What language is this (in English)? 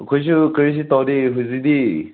Manipuri